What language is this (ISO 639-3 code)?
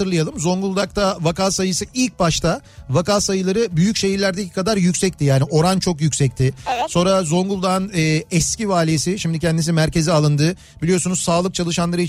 tur